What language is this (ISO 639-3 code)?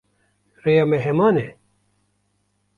kur